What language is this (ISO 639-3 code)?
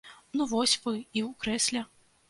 bel